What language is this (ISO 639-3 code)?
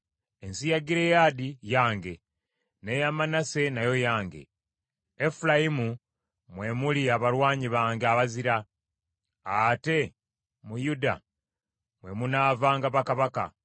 lug